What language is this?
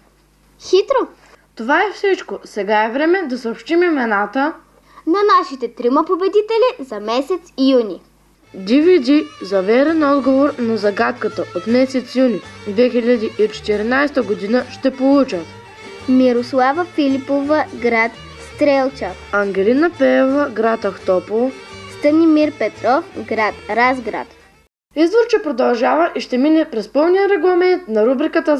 Bulgarian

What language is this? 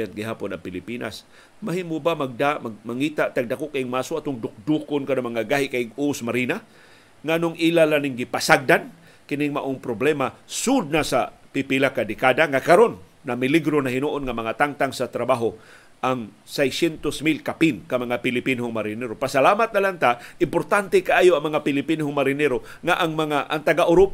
Filipino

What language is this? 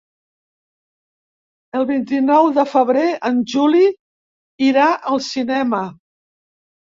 Catalan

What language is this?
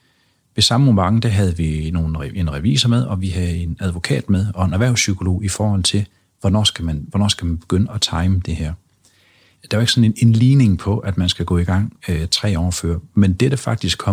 Danish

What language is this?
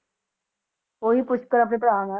Punjabi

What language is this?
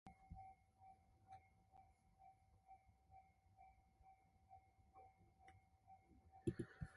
Korean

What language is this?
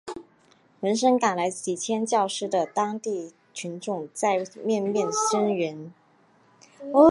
Chinese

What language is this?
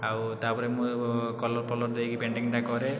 Odia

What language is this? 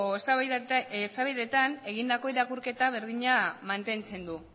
Basque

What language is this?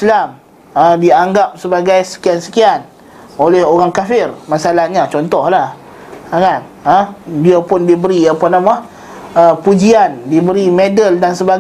Malay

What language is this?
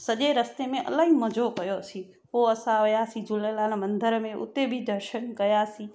Sindhi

